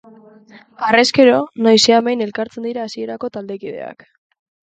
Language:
Basque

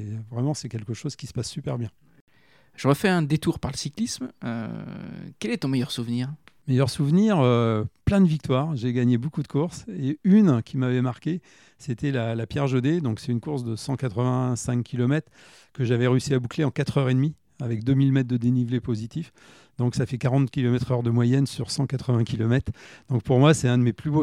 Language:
French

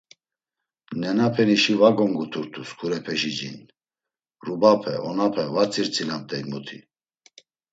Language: Laz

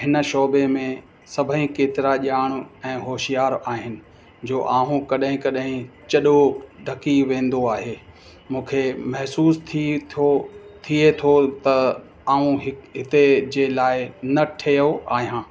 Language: Sindhi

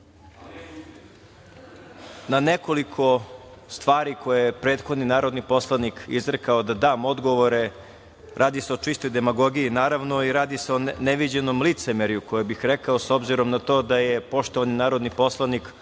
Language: Serbian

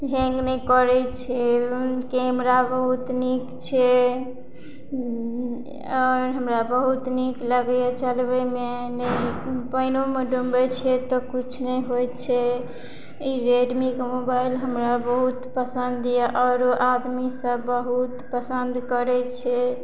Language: Maithili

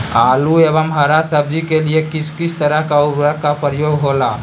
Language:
Magahi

